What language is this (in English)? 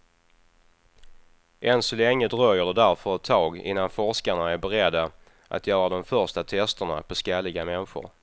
Swedish